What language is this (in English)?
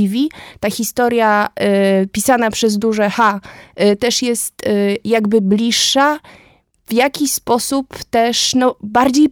Polish